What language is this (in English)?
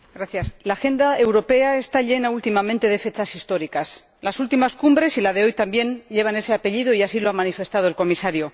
Spanish